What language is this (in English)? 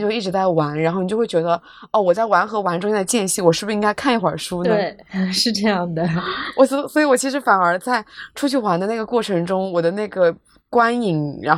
Chinese